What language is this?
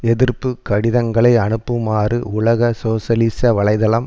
Tamil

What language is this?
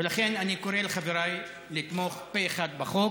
Hebrew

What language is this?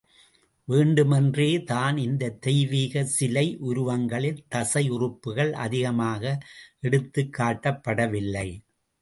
Tamil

